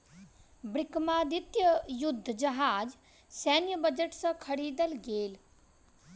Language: Maithili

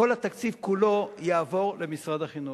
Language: Hebrew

